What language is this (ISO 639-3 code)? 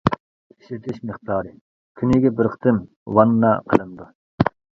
uig